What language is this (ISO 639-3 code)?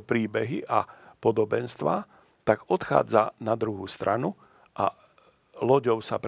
slk